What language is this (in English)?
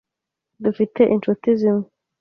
Kinyarwanda